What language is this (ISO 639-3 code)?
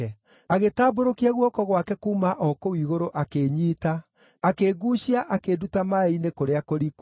kik